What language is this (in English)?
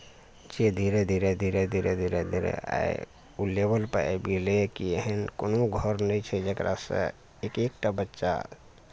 Maithili